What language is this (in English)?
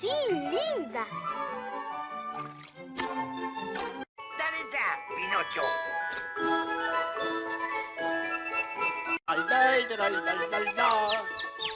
Spanish